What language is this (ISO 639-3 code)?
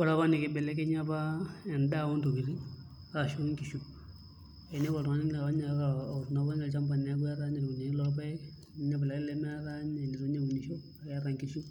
mas